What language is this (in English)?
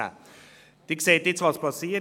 Swiss German